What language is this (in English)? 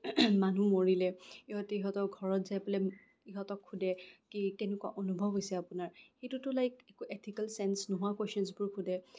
Assamese